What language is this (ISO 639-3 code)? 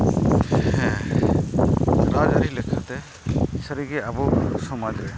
sat